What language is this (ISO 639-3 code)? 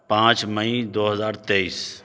urd